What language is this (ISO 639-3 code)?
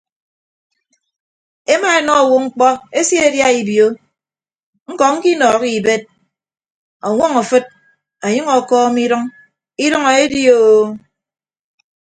ibb